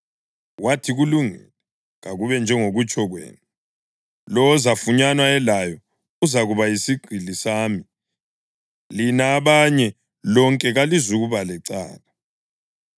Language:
North Ndebele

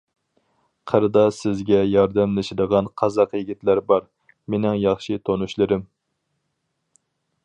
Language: Uyghur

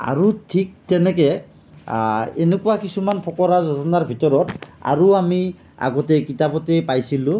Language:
Assamese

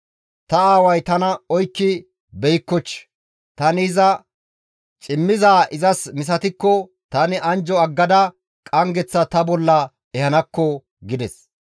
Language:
Gamo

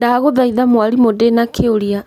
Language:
Kikuyu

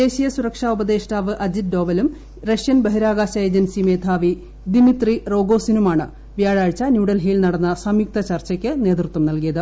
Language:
Malayalam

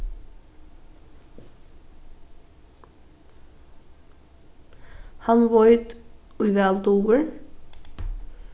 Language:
Faroese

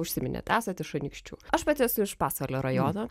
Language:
Lithuanian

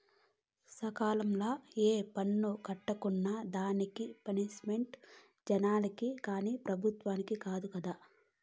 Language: Telugu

